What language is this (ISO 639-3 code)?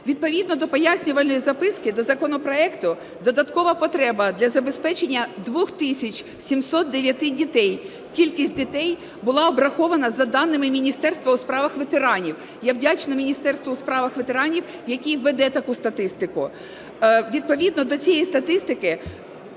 ukr